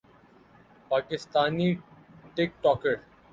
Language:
Urdu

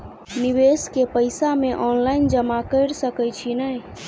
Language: Maithili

